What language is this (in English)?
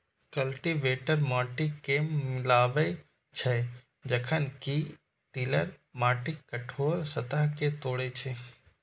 Maithili